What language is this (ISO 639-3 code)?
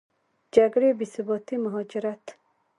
pus